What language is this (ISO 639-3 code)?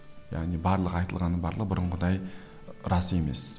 kaz